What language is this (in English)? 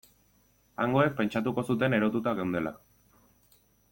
Basque